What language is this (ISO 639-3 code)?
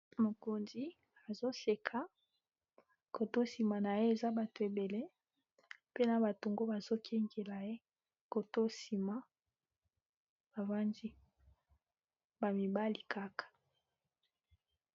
lin